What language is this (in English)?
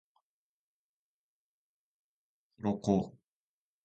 Japanese